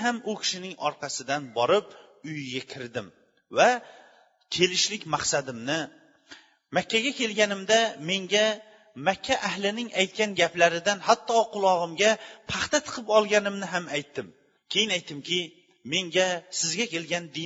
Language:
Bulgarian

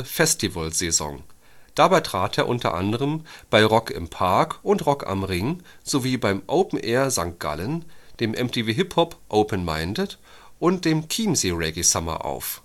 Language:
German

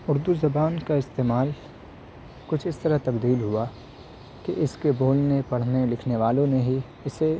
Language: Urdu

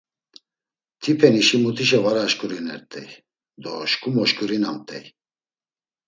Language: Laz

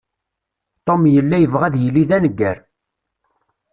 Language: Kabyle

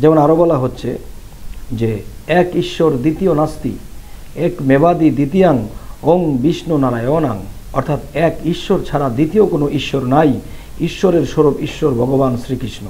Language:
Hindi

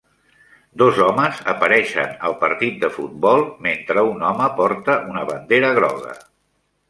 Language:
Catalan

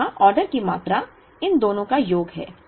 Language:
Hindi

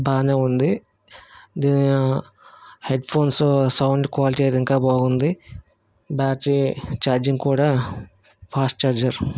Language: Telugu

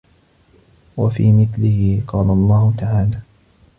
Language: Arabic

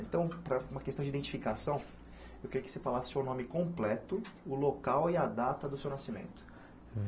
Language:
Portuguese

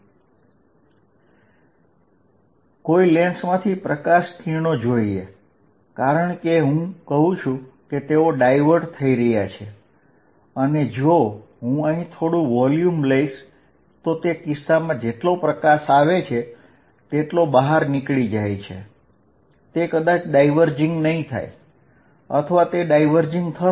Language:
Gujarati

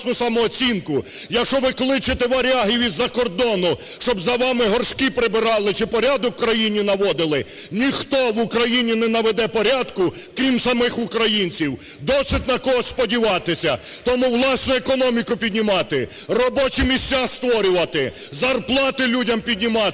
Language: Ukrainian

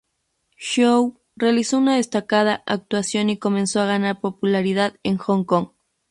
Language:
Spanish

